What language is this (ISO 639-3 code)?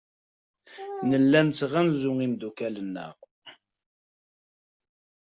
kab